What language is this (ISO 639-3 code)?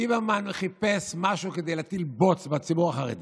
heb